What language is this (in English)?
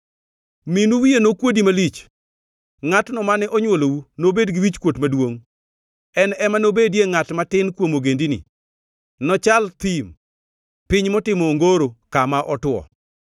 Luo (Kenya and Tanzania)